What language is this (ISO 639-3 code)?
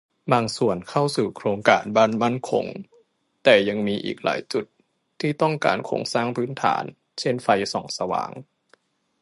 tha